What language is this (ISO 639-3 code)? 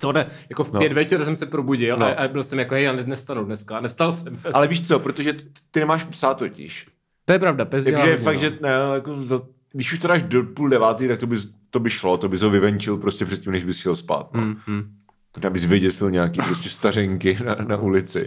ces